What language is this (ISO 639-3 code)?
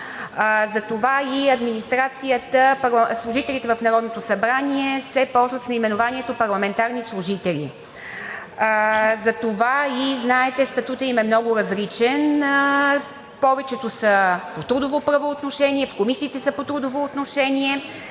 bul